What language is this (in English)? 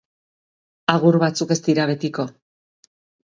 Basque